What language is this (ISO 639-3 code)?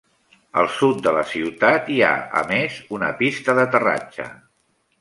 cat